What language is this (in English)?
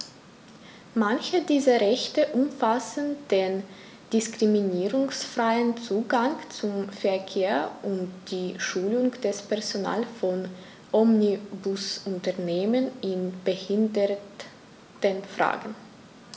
German